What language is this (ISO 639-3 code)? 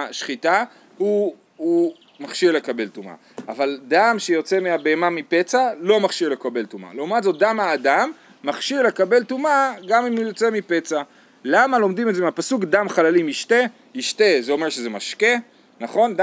heb